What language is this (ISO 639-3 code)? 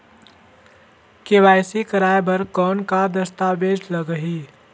hne